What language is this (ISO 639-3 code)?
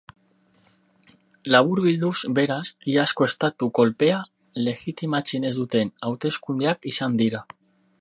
eus